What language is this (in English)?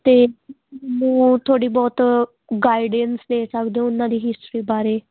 Punjabi